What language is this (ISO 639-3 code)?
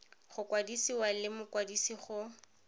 tsn